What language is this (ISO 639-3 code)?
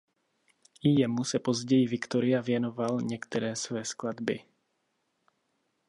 ces